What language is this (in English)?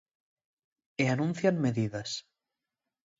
Galician